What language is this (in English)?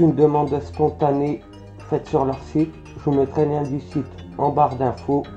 French